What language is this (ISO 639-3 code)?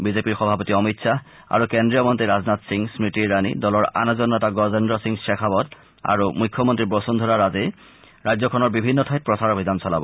asm